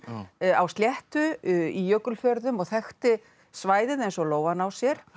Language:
Icelandic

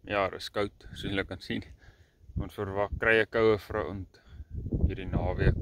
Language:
Dutch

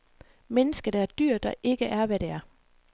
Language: Danish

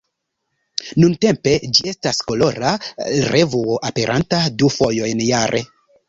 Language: Esperanto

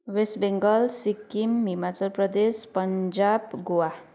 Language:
Nepali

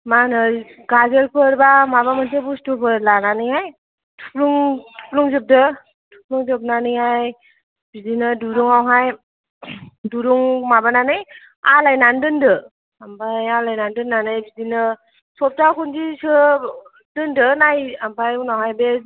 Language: Bodo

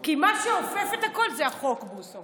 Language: Hebrew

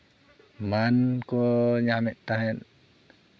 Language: Santali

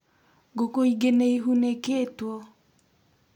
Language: Kikuyu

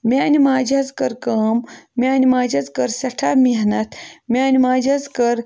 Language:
Kashmiri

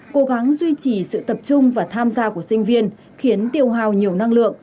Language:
Vietnamese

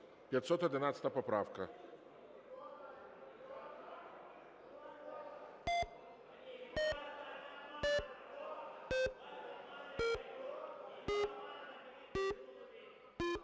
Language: Ukrainian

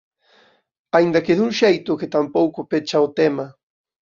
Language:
Galician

